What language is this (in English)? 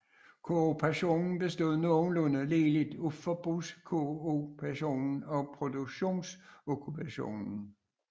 Danish